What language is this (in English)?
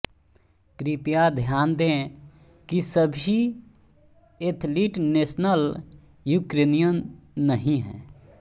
Hindi